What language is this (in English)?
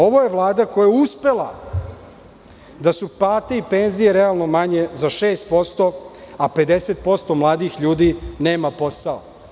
Serbian